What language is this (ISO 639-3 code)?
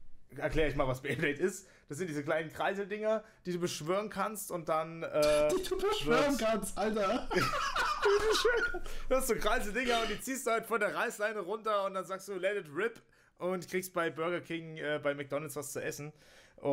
deu